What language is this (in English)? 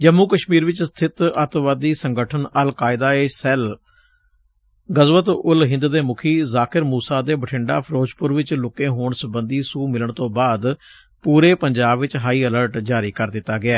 Punjabi